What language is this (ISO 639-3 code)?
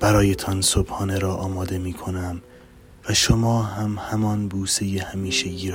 fas